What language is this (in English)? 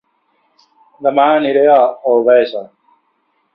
Catalan